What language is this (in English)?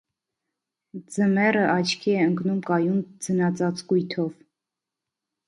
Armenian